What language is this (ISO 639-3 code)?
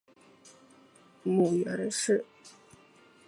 zho